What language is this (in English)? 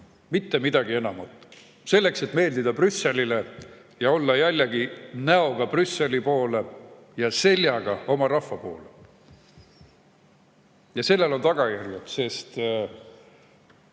Estonian